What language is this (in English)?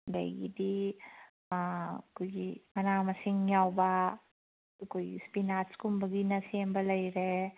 Manipuri